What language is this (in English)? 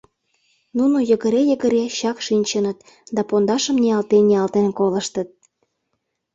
Mari